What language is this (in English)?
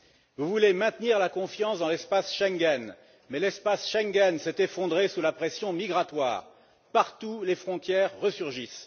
French